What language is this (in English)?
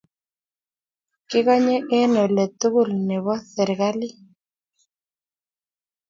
Kalenjin